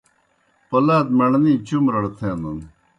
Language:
Kohistani Shina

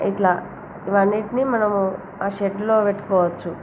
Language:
Telugu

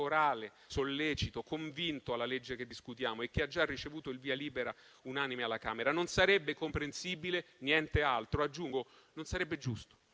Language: Italian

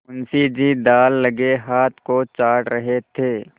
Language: Hindi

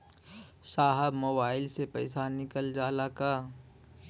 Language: Bhojpuri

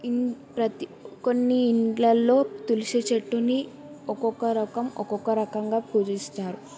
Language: Telugu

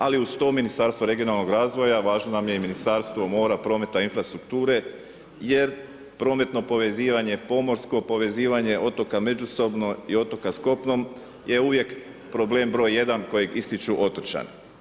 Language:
Croatian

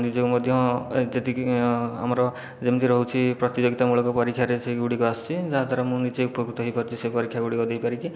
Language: Odia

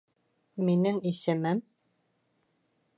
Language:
Bashkir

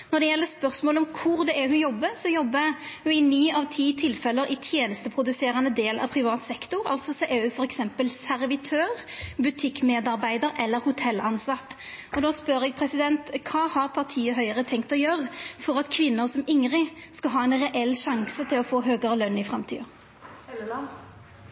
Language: Norwegian Nynorsk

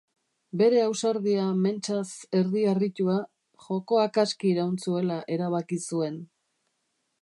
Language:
Basque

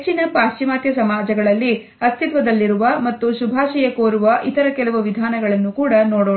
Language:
Kannada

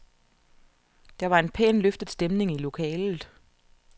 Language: Danish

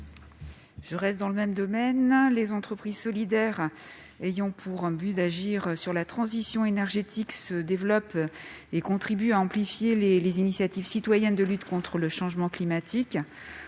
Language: French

